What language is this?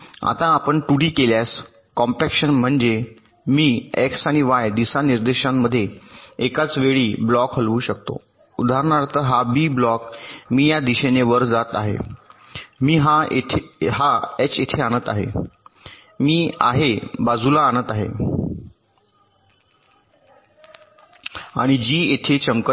Marathi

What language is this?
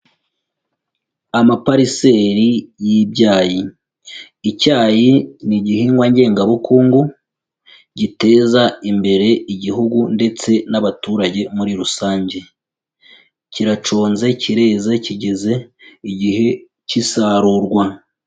Kinyarwanda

